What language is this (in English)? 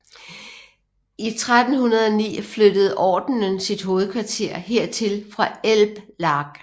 Danish